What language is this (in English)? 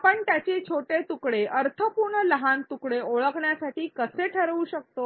Marathi